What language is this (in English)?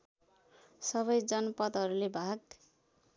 Nepali